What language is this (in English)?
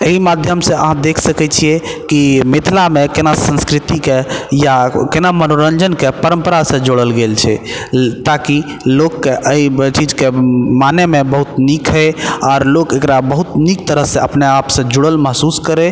Maithili